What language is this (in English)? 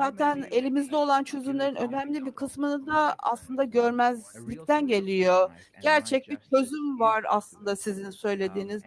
Turkish